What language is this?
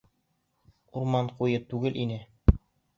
Bashkir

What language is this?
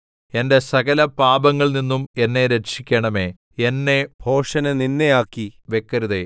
Malayalam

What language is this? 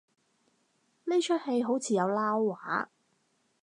Cantonese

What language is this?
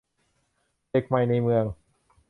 Thai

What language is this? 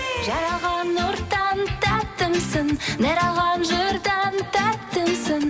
Kazakh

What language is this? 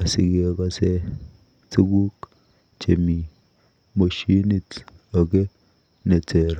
Kalenjin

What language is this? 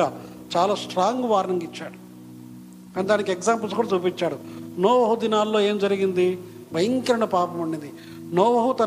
Telugu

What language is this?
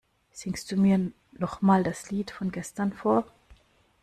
German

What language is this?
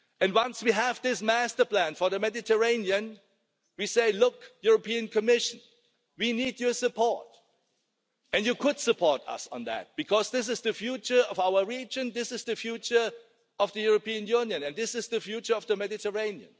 English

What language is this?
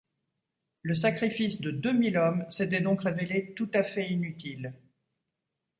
French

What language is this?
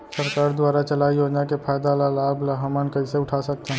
Chhattisgarhi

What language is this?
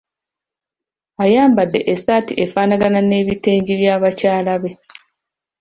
Ganda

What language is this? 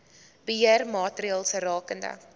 Afrikaans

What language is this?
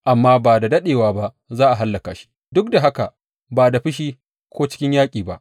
Hausa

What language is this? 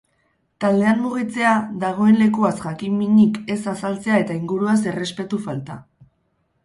Basque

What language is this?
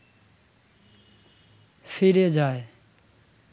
Bangla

